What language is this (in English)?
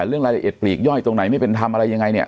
Thai